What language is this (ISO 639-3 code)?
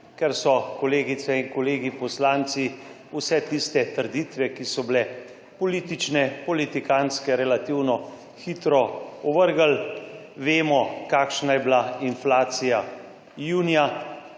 slv